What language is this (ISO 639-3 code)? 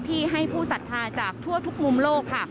tha